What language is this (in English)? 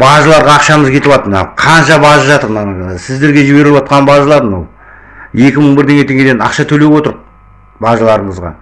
Kazakh